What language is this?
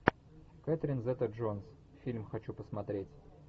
Russian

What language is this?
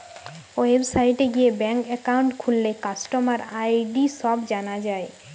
Bangla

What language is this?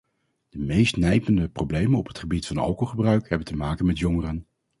Dutch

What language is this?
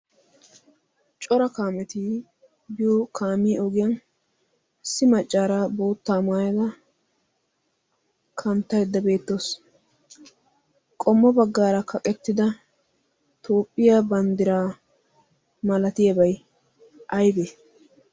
Wolaytta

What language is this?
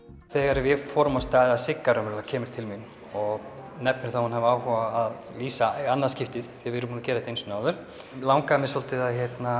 Icelandic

